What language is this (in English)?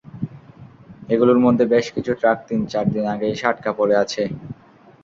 Bangla